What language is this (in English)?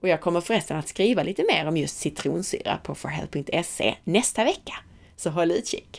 Swedish